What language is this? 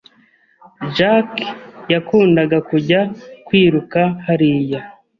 Kinyarwanda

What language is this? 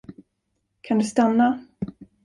Swedish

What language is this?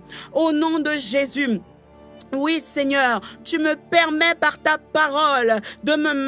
French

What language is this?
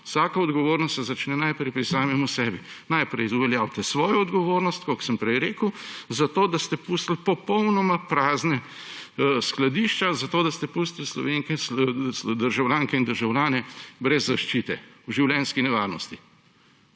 Slovenian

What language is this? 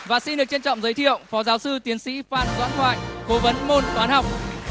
Vietnamese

